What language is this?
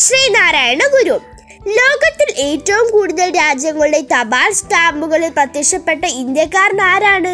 Malayalam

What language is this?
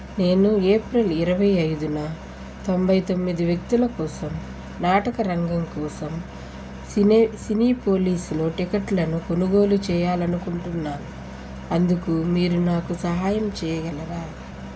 Telugu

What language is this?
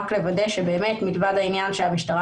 Hebrew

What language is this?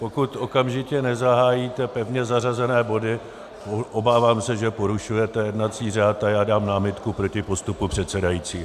Czech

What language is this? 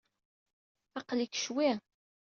Kabyle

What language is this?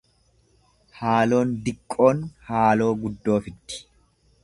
Oromo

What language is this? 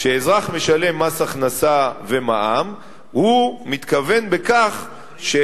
Hebrew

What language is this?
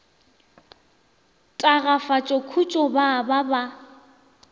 Northern Sotho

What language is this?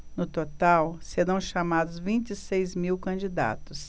Portuguese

